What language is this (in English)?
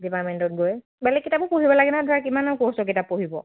Assamese